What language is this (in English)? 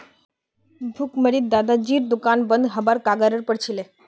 Magahi